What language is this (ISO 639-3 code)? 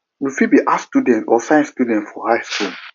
pcm